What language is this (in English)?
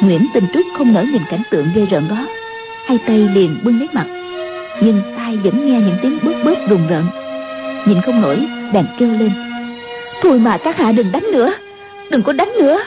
Vietnamese